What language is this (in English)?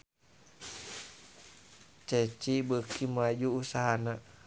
Sundanese